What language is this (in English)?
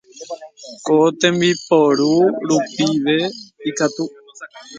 Guarani